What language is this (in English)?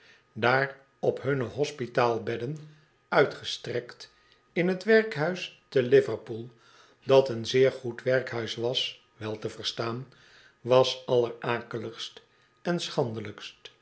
Dutch